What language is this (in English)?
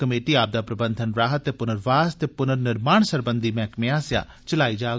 Dogri